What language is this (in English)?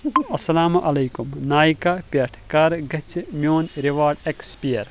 Kashmiri